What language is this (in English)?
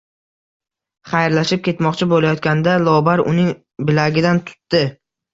Uzbek